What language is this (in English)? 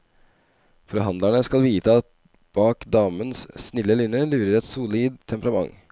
Norwegian